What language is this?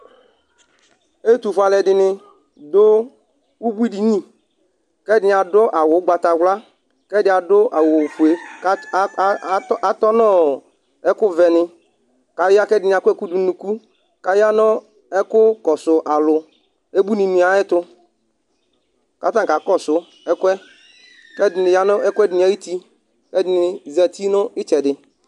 Ikposo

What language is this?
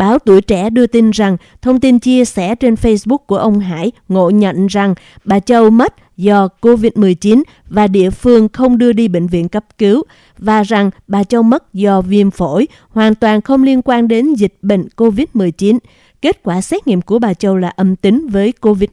Vietnamese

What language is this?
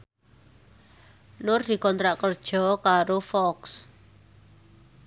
Javanese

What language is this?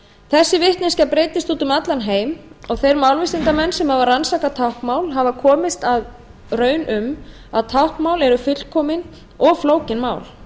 Icelandic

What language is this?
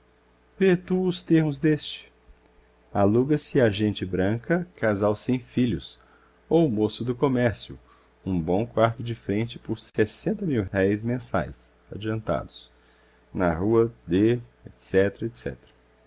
Portuguese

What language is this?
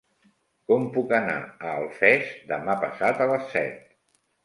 Catalan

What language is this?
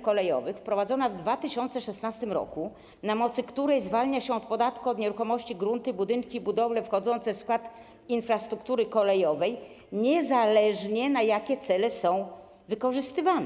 Polish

